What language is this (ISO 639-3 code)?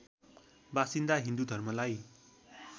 nep